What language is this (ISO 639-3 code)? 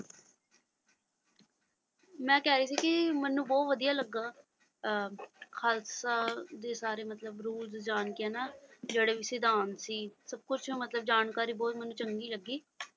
pan